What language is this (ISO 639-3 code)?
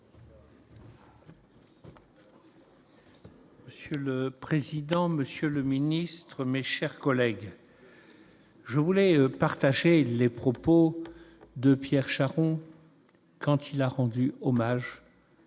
fra